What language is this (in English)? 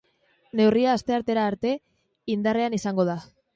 Basque